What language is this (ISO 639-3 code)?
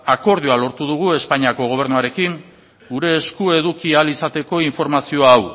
eus